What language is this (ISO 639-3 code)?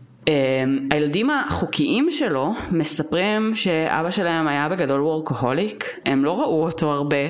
heb